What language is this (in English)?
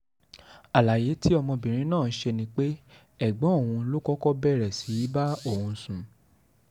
Yoruba